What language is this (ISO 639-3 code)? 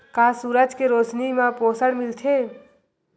hne